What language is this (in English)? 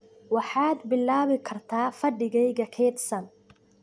Somali